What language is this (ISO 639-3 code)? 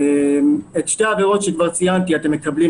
heb